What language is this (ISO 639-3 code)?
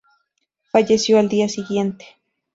spa